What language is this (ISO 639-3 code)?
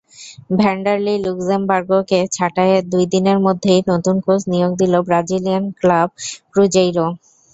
ben